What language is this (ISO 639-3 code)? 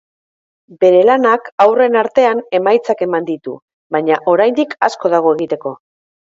eus